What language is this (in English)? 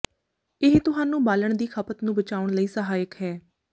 Punjabi